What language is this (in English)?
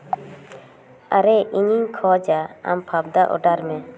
Santali